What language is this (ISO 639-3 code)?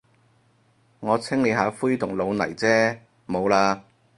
yue